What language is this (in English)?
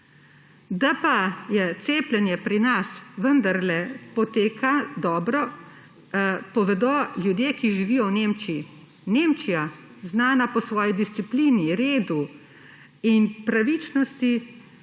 Slovenian